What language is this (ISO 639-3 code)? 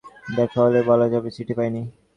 ben